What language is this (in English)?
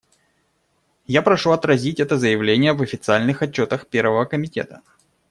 Russian